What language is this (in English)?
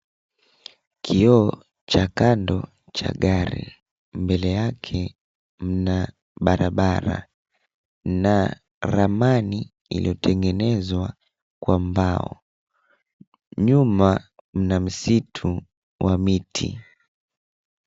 Swahili